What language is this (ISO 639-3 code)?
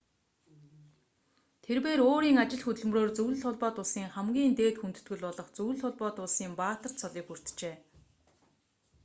mon